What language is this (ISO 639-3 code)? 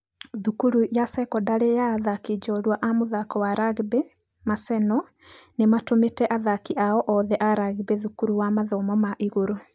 kik